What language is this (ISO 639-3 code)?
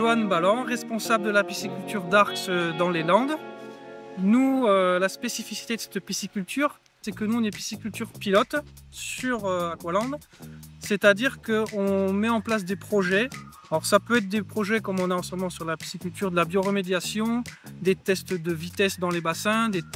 fra